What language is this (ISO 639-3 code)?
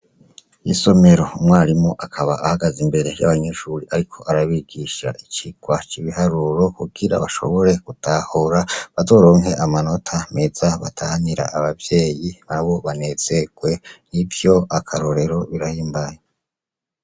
run